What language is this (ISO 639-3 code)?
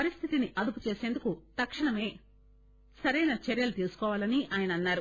tel